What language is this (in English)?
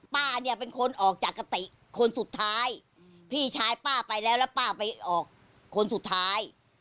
Thai